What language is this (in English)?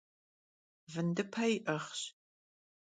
Kabardian